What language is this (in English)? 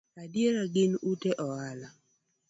Luo (Kenya and Tanzania)